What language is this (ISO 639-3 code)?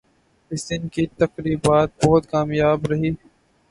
urd